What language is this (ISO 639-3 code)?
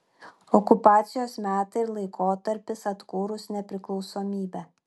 lit